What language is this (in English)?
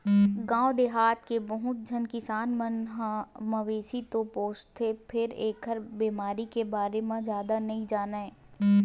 Chhattisgarhi